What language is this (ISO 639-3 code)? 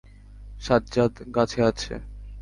ben